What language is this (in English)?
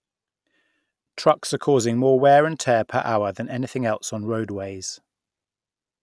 English